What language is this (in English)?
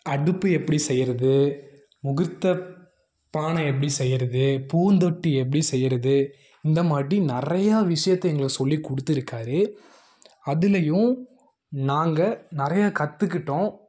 Tamil